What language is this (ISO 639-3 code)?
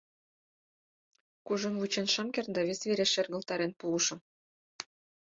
chm